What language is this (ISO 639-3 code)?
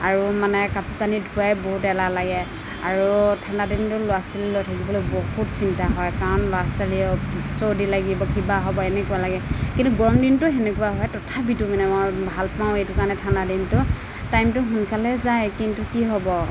asm